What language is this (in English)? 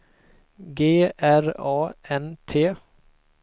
Swedish